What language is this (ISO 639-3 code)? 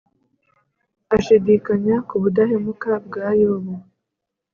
kin